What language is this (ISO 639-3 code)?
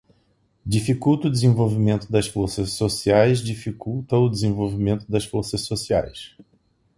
por